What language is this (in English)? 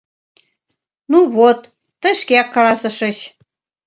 Mari